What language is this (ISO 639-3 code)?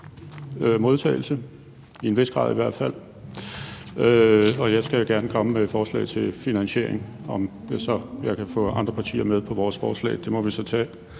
dan